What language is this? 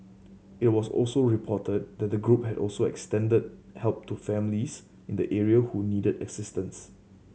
English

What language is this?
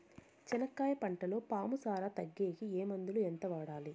Telugu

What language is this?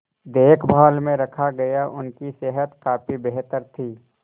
Hindi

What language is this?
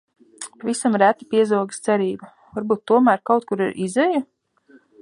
Latvian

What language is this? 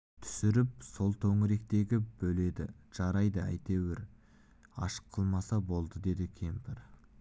Kazakh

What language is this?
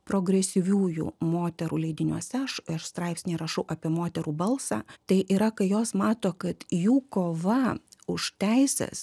Lithuanian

